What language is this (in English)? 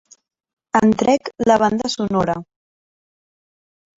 Catalan